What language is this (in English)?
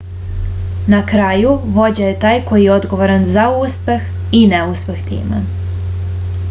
Serbian